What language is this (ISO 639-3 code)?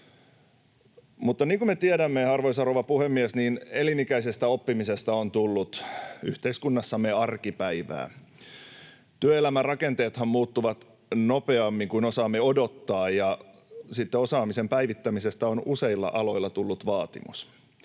fin